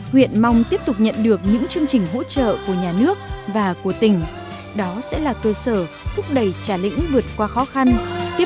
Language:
Vietnamese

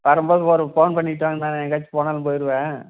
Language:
Tamil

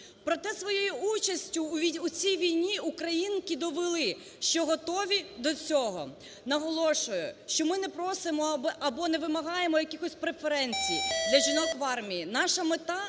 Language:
Ukrainian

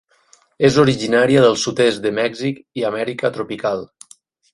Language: Catalan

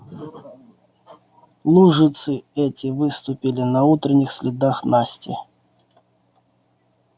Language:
Russian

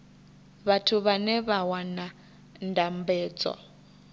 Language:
Venda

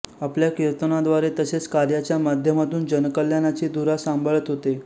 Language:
Marathi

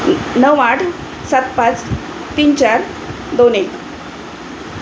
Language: Marathi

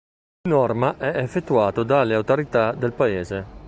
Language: Italian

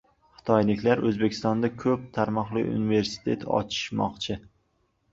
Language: Uzbek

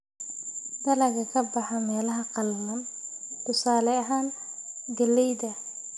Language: Somali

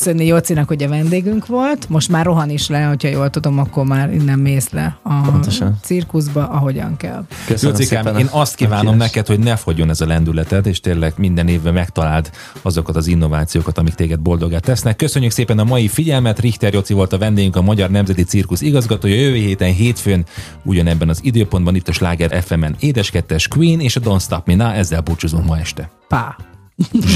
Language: Hungarian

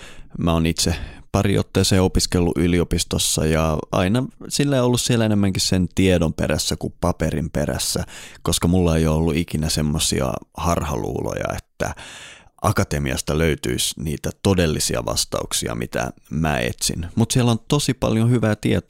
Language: Finnish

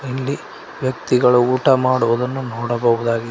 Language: Kannada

